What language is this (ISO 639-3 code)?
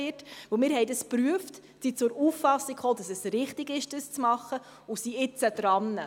gsw